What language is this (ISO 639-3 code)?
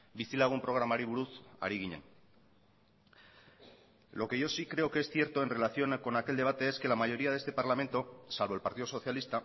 spa